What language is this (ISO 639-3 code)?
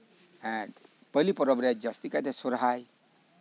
sat